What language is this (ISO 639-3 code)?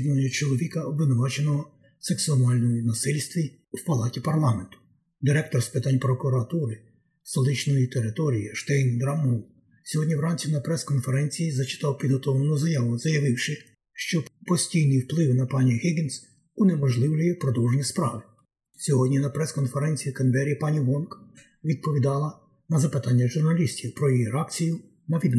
ukr